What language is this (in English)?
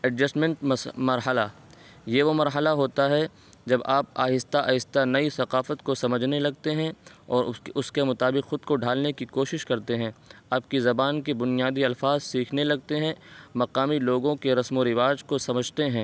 Urdu